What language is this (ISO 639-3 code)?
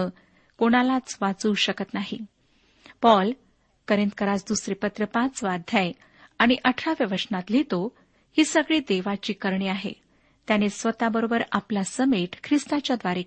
mar